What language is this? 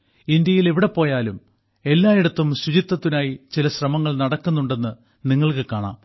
Malayalam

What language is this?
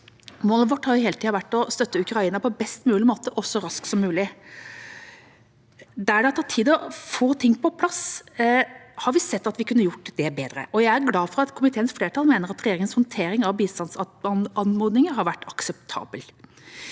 Norwegian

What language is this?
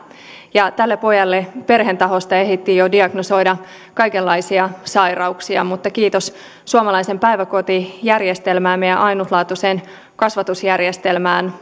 Finnish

